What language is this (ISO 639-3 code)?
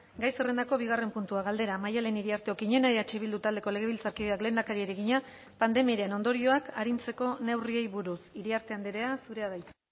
eus